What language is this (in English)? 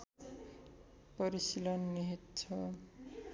Nepali